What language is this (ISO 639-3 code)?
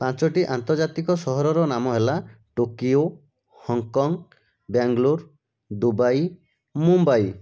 ori